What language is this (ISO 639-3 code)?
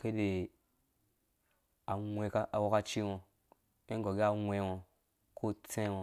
ldb